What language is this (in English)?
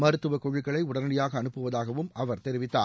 Tamil